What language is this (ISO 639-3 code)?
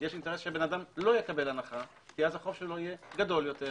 heb